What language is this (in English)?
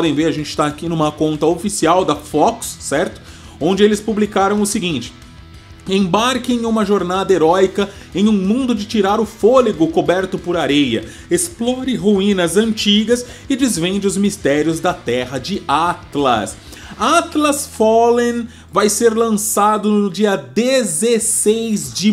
Portuguese